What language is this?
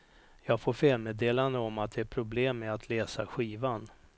Swedish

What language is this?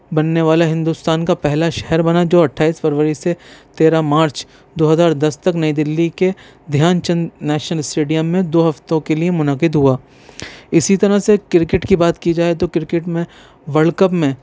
Urdu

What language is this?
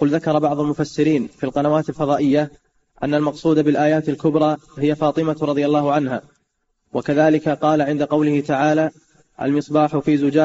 Arabic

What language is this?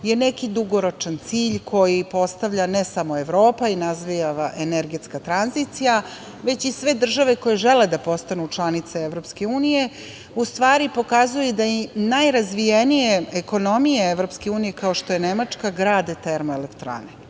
Serbian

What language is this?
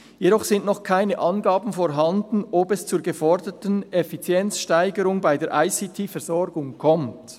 Swiss German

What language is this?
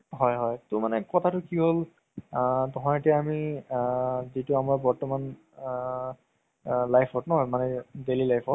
Assamese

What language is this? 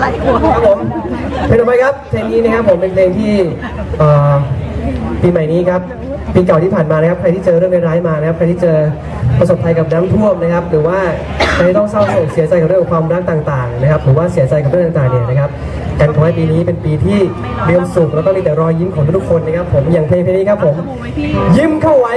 Thai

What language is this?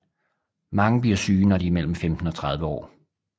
Danish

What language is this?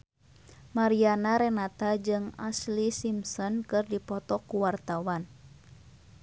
Sundanese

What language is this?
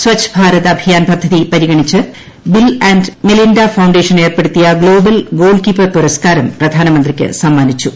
Malayalam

